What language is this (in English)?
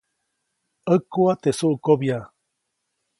Copainalá Zoque